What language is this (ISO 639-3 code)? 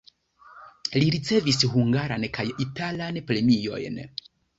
epo